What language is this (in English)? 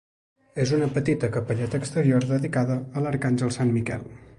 Catalan